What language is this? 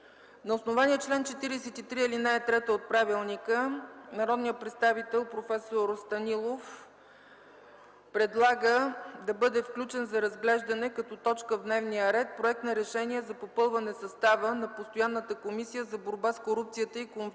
Bulgarian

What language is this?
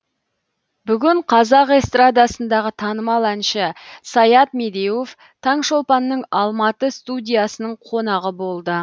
Kazakh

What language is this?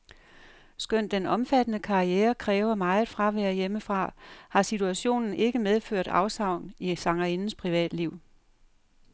Danish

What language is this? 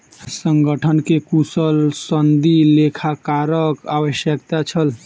Maithili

